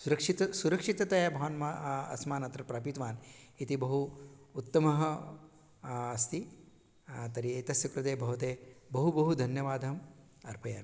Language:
Sanskrit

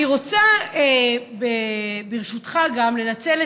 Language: Hebrew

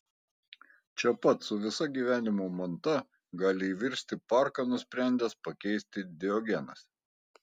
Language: Lithuanian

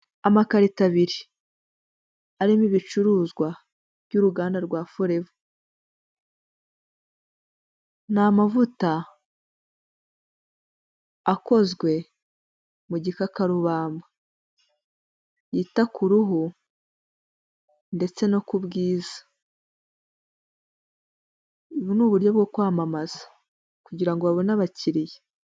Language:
Kinyarwanda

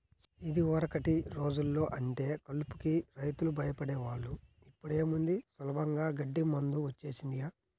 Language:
Telugu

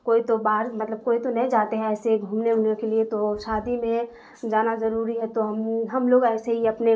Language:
Urdu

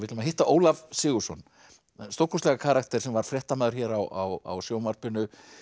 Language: Icelandic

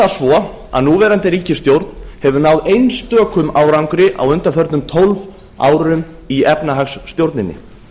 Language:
Icelandic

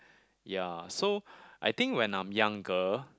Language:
English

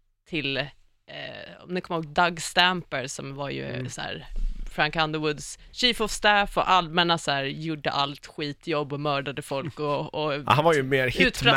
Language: Swedish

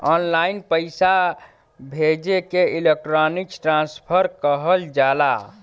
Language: Bhojpuri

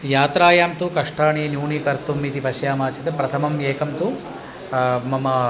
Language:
Sanskrit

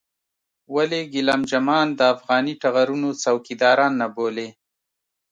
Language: Pashto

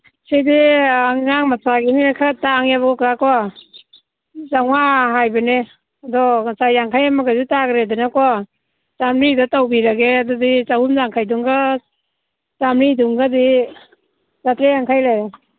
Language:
Manipuri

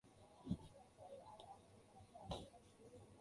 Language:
Cantonese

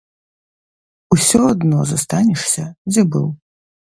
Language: Belarusian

